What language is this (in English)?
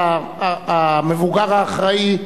Hebrew